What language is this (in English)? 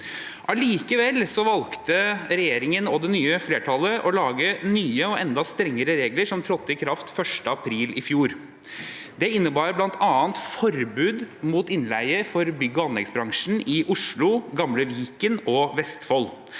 Norwegian